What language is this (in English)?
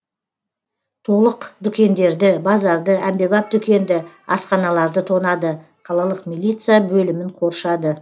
Kazakh